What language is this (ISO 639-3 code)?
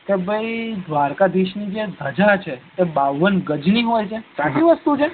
guj